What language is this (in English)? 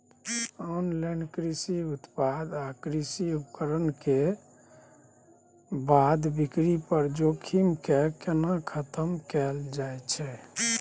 Maithili